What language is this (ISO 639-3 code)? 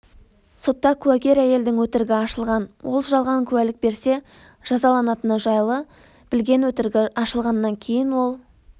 kaz